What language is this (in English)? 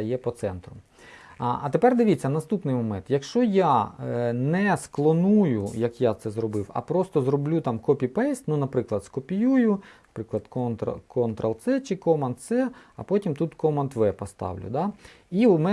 Ukrainian